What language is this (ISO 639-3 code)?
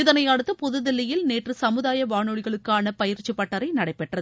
tam